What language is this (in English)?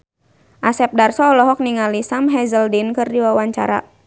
Sundanese